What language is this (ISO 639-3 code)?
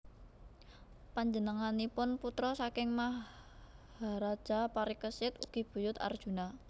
jav